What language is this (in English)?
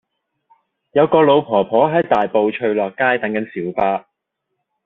Cantonese